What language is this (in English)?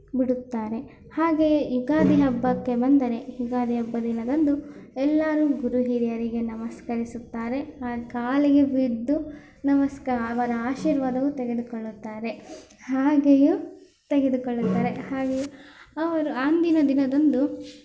Kannada